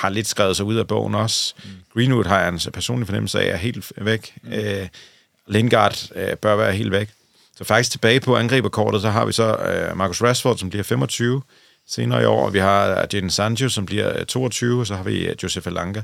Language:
Danish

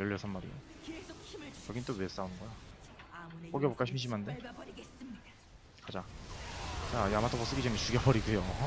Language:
Korean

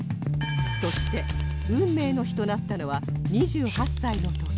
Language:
Japanese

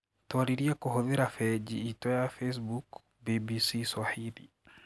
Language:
Kikuyu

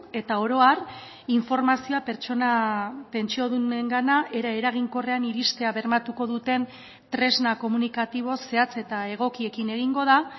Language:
Basque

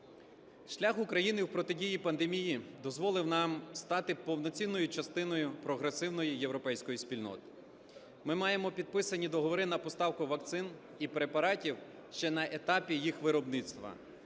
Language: Ukrainian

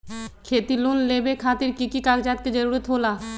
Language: Magahi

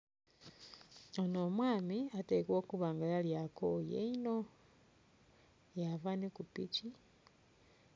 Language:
Soga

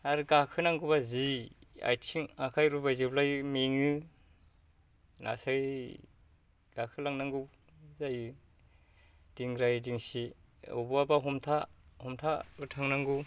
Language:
Bodo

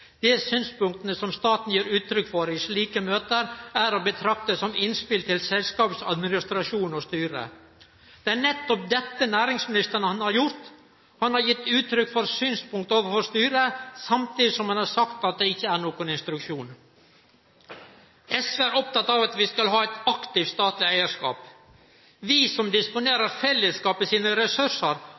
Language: Norwegian Nynorsk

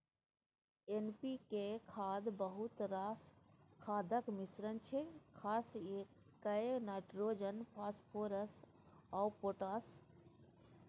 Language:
Maithili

